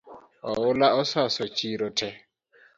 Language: Luo (Kenya and Tanzania)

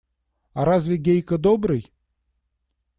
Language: Russian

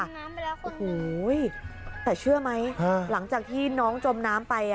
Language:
Thai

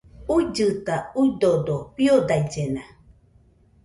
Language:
Nüpode Huitoto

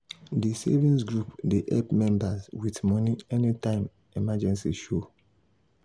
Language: Nigerian Pidgin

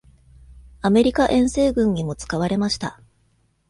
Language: Japanese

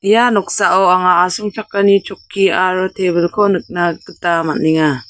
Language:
Garo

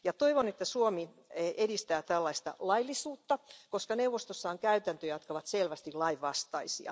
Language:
Finnish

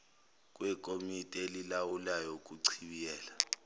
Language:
Zulu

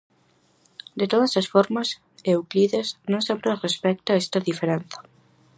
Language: Galician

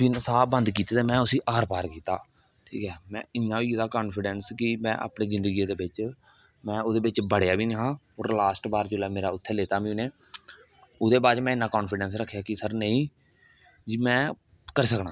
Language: Dogri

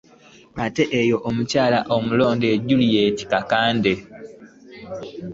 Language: Ganda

